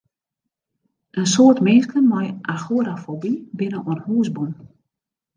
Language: Western Frisian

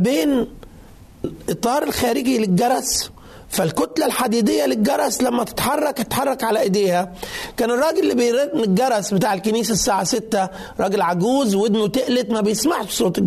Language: Arabic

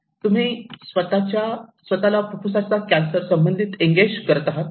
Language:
Marathi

